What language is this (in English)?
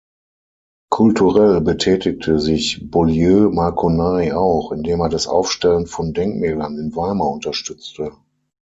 German